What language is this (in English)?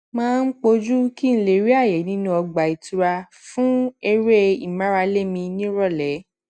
Yoruba